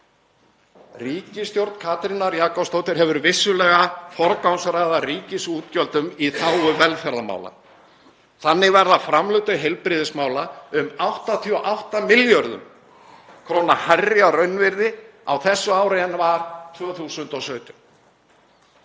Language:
Icelandic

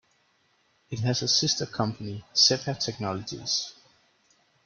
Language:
English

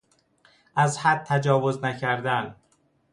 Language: Persian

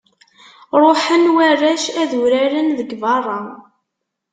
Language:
Kabyle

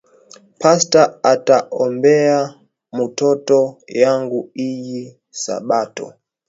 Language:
Swahili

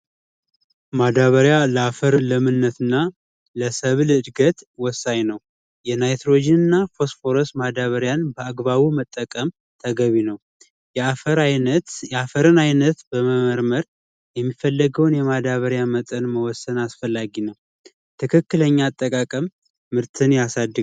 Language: Amharic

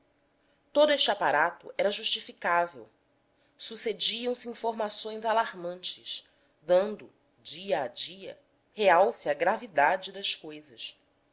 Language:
Portuguese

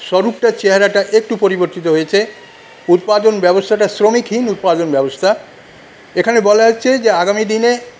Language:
Bangla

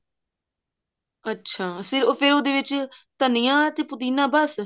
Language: Punjabi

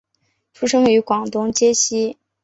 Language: Chinese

